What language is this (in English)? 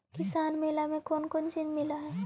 Magahi